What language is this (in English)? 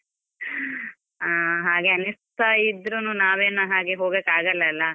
Kannada